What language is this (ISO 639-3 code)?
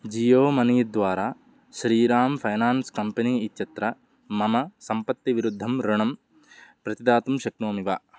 san